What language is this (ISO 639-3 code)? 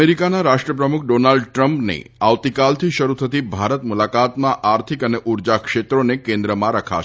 guj